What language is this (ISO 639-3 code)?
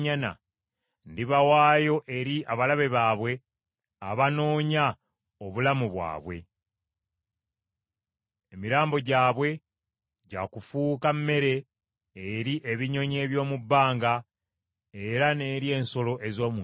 lug